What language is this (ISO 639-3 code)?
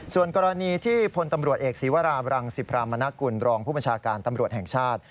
tha